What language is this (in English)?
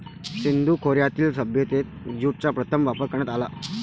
Marathi